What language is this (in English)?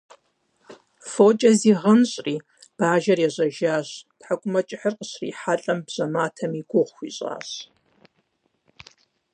Kabardian